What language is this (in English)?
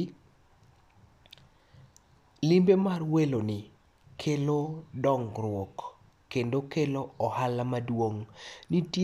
Luo (Kenya and Tanzania)